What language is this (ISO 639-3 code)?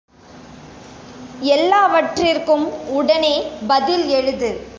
tam